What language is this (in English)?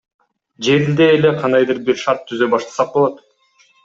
Kyrgyz